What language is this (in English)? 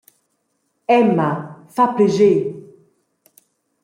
Romansh